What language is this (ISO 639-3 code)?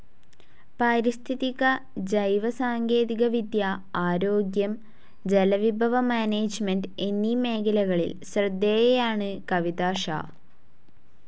mal